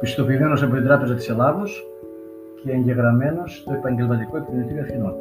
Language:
Greek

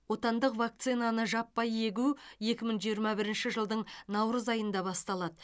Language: Kazakh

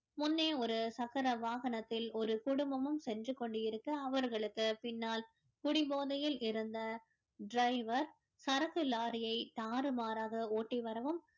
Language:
Tamil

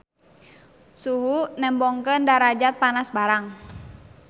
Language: Sundanese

